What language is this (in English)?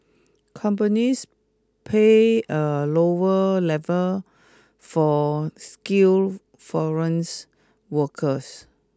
English